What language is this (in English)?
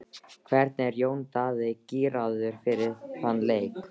Icelandic